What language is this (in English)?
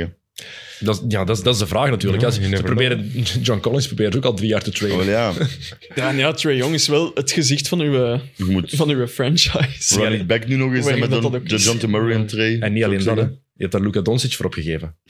Dutch